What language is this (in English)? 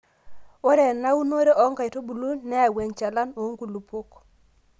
Masai